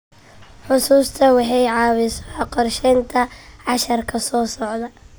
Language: Somali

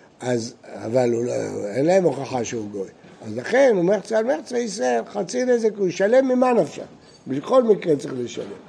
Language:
Hebrew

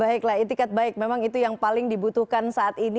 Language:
Indonesian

